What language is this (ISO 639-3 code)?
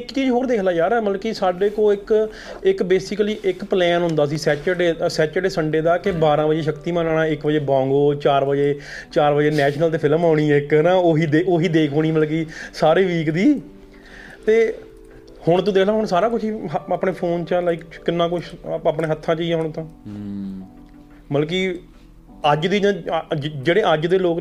pan